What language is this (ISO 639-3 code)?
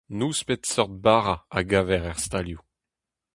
bre